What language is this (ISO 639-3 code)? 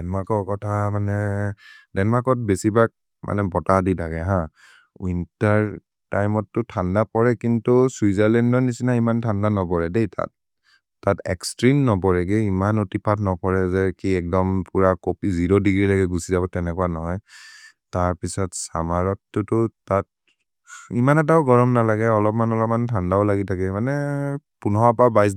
mrr